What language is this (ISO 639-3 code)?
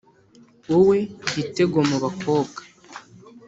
kin